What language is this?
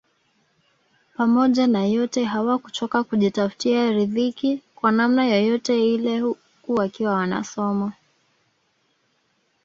Swahili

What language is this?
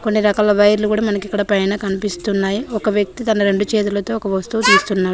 Telugu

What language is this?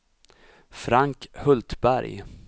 Swedish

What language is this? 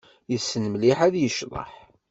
Kabyle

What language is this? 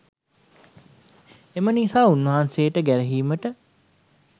Sinhala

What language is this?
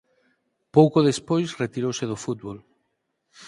Galician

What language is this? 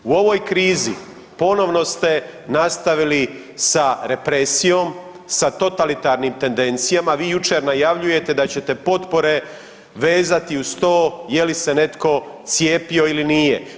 Croatian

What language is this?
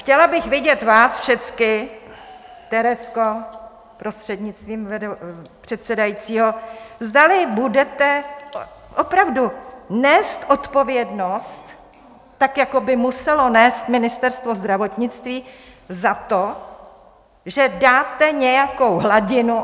Czech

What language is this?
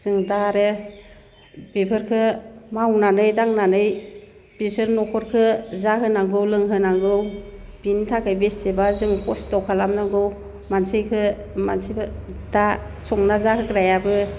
Bodo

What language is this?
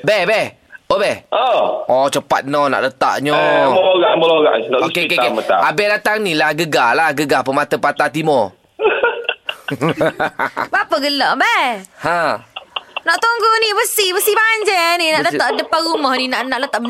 Malay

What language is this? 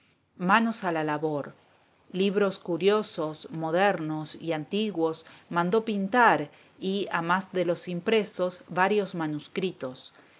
Spanish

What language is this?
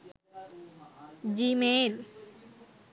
Sinhala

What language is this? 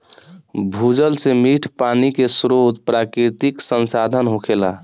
Bhojpuri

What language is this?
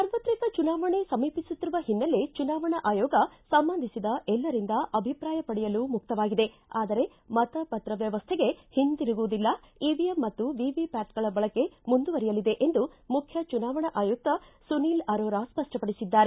Kannada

